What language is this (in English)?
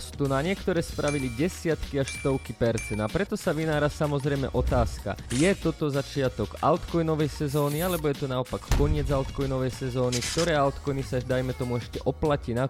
Slovak